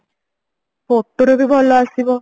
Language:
Odia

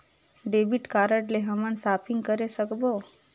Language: Chhattisgarhi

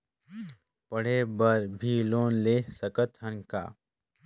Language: Chhattisgarhi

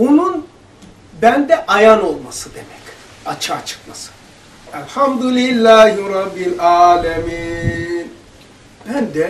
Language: Turkish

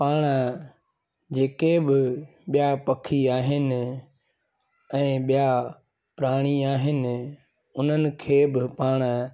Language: Sindhi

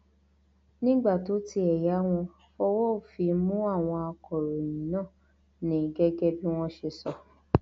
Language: Yoruba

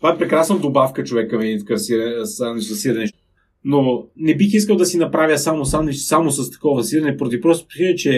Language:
Bulgarian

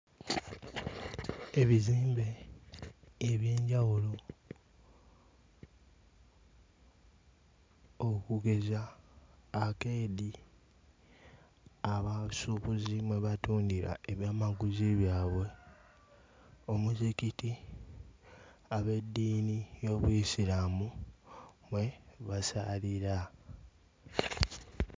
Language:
Ganda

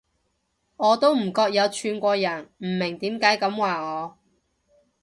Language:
Cantonese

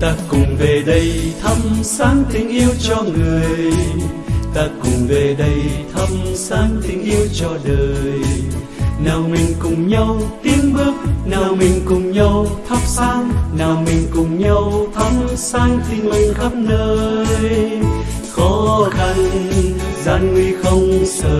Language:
Vietnamese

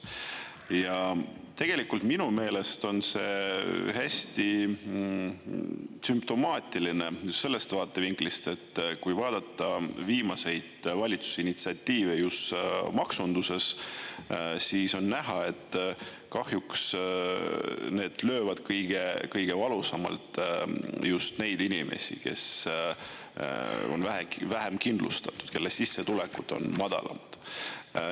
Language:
Estonian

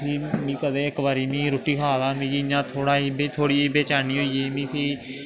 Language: Dogri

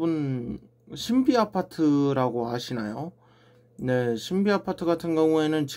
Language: Korean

